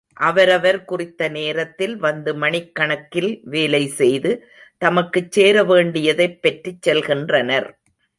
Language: Tamil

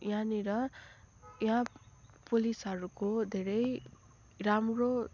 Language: Nepali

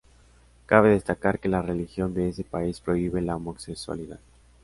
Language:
Spanish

